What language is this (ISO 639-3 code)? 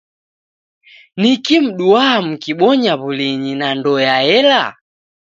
dav